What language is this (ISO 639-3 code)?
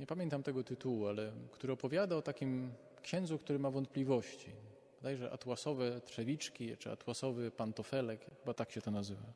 pol